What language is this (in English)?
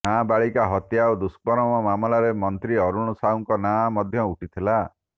Odia